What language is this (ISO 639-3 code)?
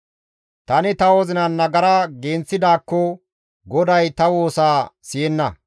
gmv